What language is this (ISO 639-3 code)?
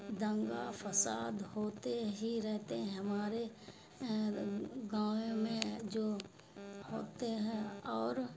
urd